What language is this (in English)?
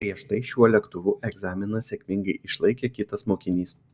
Lithuanian